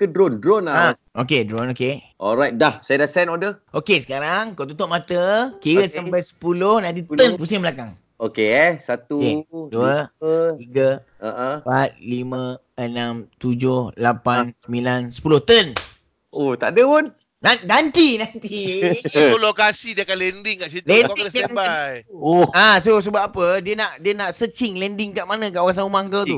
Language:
Malay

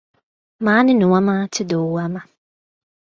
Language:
Latvian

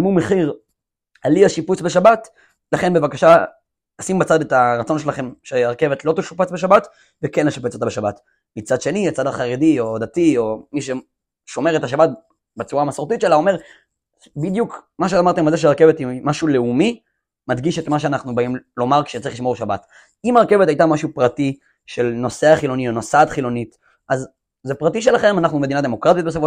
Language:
Hebrew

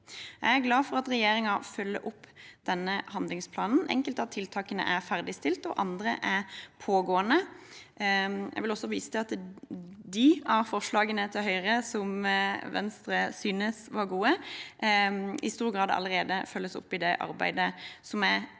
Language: Norwegian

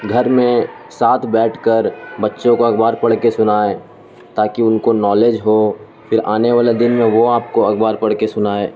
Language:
Urdu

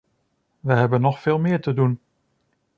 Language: Dutch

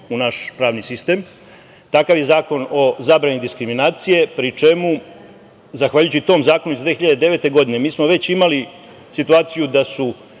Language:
Serbian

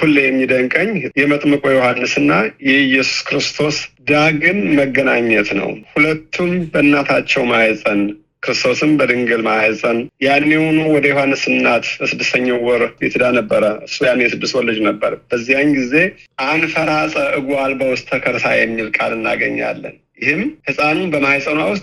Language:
Amharic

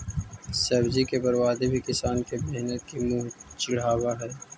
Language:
Magahi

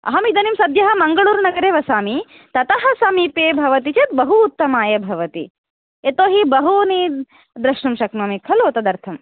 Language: Sanskrit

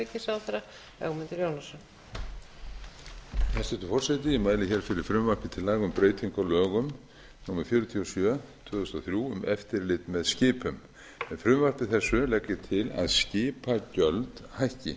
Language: Icelandic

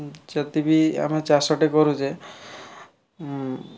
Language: Odia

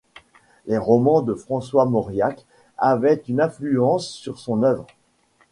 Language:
French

